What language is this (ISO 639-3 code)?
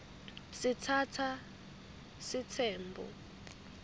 ssw